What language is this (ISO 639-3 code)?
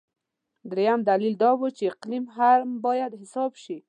pus